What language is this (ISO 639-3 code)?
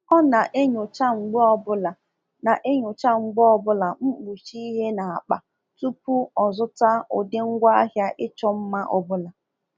ibo